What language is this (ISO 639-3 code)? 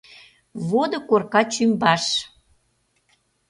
chm